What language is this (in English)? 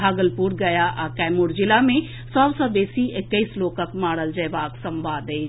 Maithili